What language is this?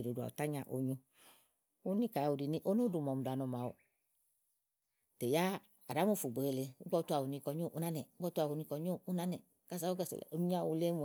Igo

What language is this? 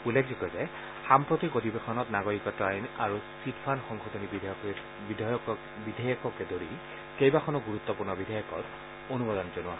Assamese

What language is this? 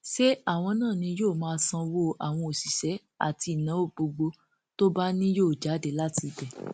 Yoruba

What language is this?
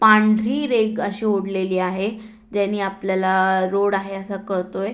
Marathi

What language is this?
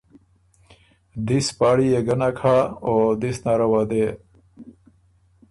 Ormuri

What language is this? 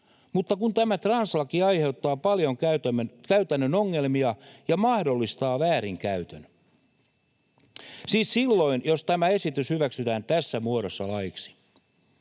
Finnish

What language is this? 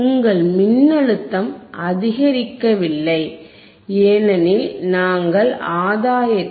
Tamil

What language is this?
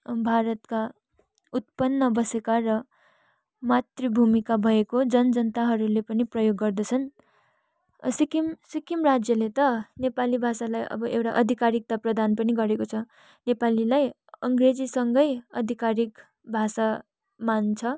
Nepali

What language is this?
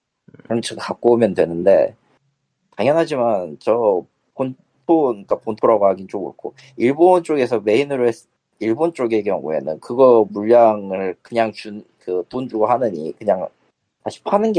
Korean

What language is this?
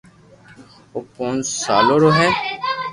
Loarki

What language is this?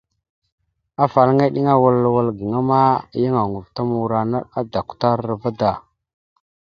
Mada (Cameroon)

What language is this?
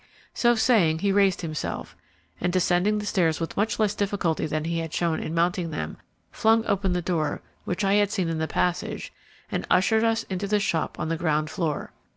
English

